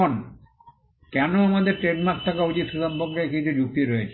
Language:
Bangla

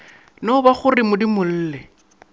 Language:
Northern Sotho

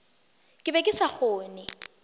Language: Northern Sotho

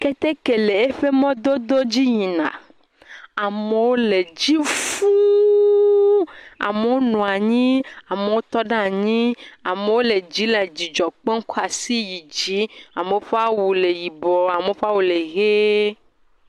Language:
Ewe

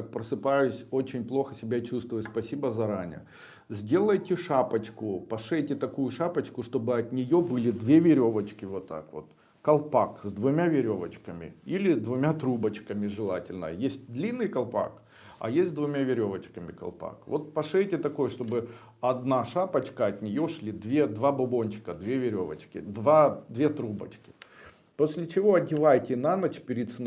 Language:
Russian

